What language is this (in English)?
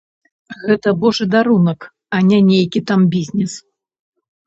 Belarusian